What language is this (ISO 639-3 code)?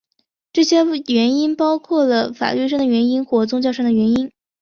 zho